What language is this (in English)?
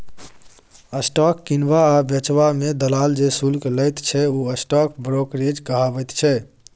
Maithili